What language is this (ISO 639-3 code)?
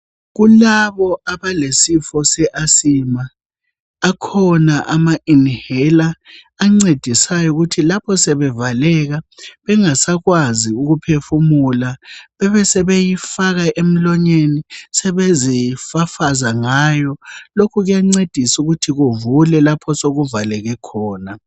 nde